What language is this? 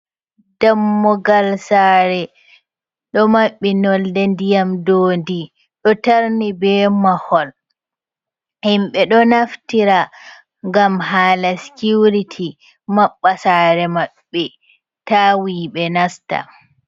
Fula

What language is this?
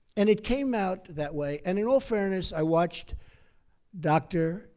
English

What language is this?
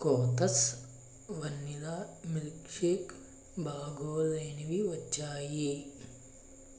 Telugu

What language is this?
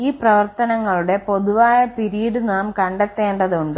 Malayalam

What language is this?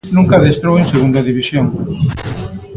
Galician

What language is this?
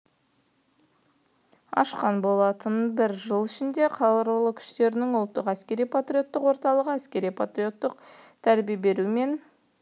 Kazakh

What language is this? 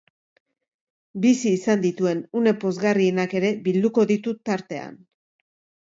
Basque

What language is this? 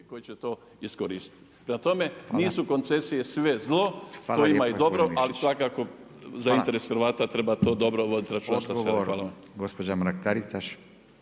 Croatian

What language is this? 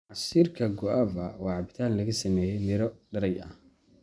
Somali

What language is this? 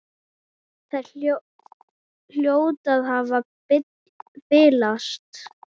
Icelandic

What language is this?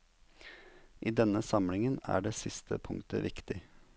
Norwegian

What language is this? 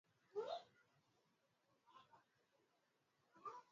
Swahili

